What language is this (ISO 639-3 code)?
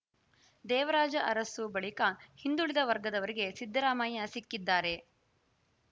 kan